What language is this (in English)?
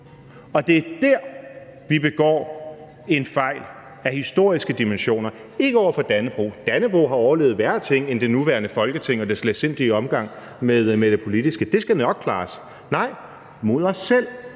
Danish